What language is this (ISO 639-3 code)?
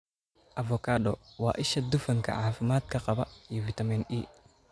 som